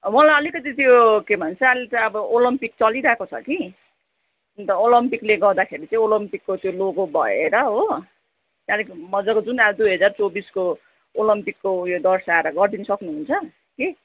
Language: Nepali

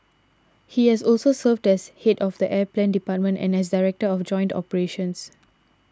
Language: English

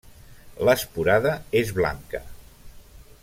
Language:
Catalan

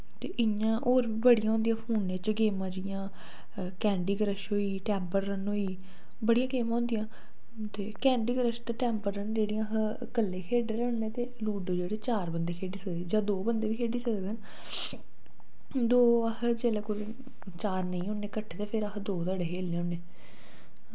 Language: Dogri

